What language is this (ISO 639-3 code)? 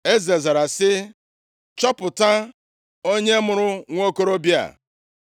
ibo